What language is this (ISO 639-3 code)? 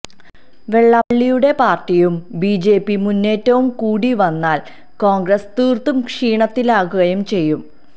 mal